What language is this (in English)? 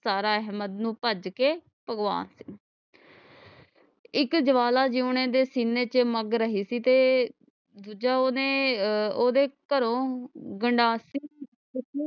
Punjabi